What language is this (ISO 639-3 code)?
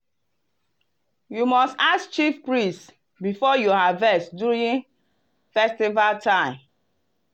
pcm